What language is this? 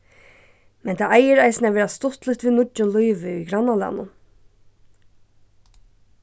Faroese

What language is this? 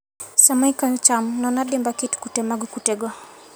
Luo (Kenya and Tanzania)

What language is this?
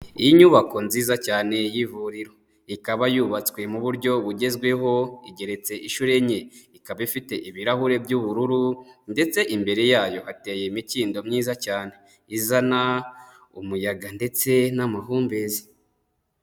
Kinyarwanda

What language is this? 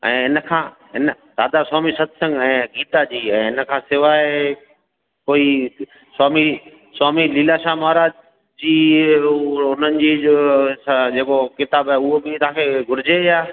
Sindhi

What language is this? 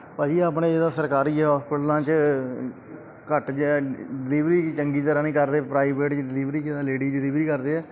Punjabi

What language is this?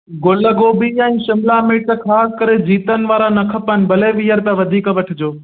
Sindhi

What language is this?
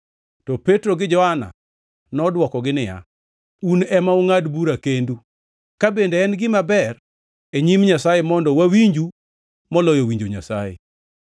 Luo (Kenya and Tanzania)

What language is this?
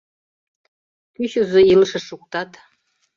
Mari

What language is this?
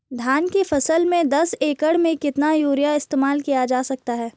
Hindi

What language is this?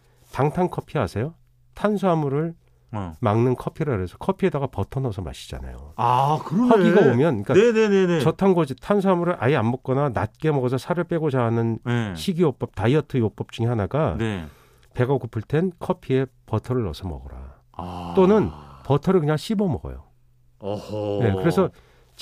Korean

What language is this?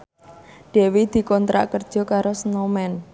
Javanese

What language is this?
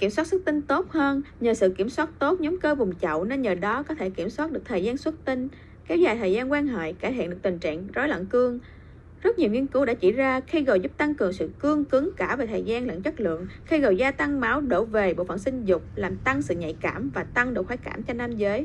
Vietnamese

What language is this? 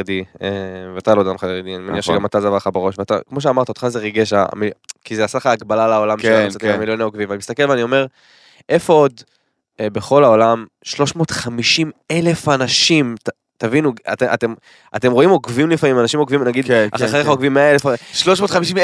Hebrew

